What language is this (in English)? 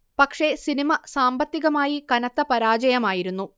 Malayalam